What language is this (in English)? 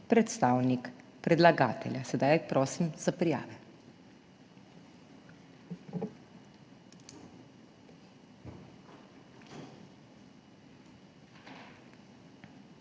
Slovenian